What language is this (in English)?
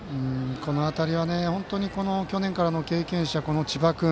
Japanese